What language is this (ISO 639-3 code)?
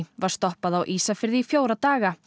isl